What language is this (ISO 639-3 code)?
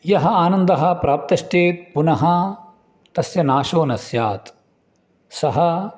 san